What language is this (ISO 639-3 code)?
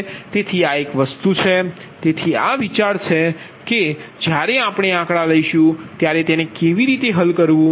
guj